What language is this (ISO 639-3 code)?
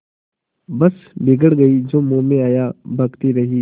hin